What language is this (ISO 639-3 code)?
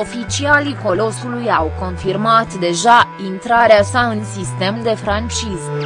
ron